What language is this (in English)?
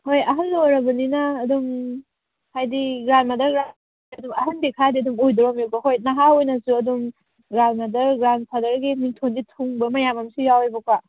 Manipuri